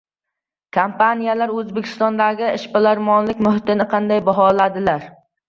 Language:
Uzbek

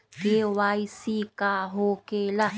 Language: Magahi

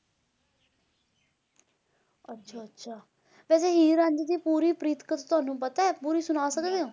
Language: Punjabi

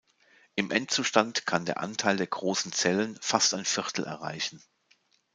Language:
German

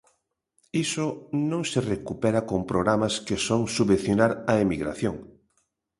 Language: Galician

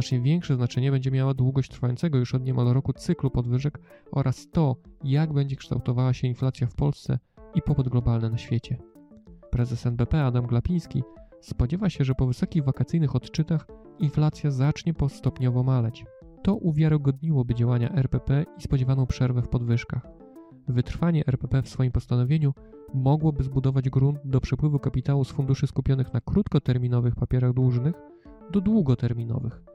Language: Polish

